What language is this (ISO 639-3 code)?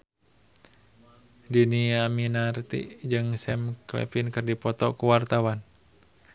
sun